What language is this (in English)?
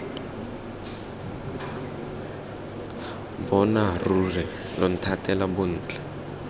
Tswana